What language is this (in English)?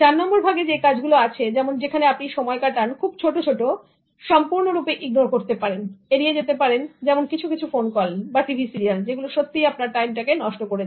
Bangla